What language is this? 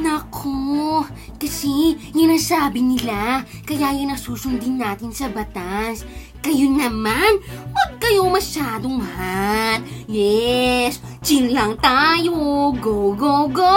Filipino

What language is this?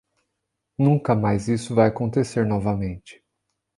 Portuguese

